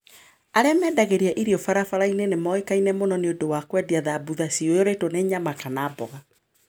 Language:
Kikuyu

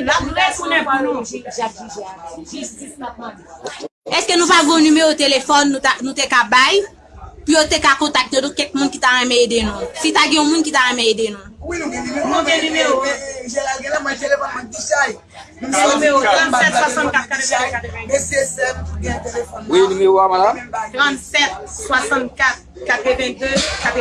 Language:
French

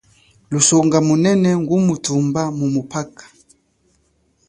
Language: Chokwe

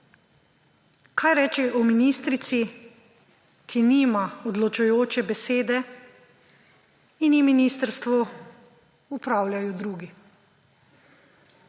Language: Slovenian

